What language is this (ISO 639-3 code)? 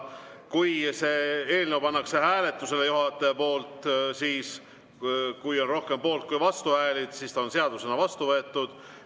est